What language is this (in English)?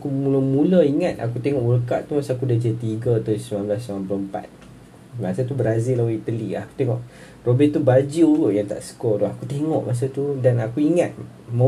Malay